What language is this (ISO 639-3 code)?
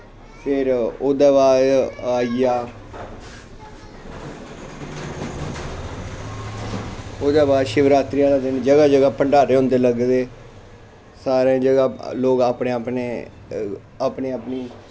doi